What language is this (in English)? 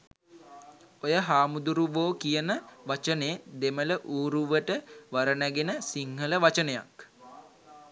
Sinhala